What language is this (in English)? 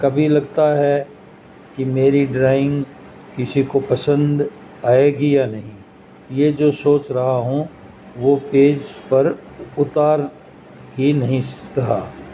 Urdu